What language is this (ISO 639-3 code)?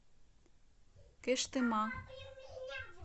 rus